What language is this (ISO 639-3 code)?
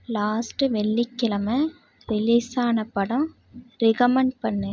tam